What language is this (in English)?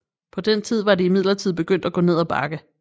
Danish